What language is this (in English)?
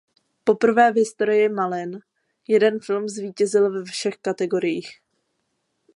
Czech